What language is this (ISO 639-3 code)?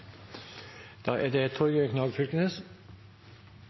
nor